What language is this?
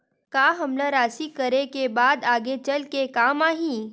Chhattisgarhi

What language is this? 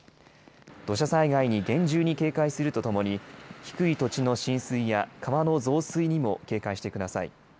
Japanese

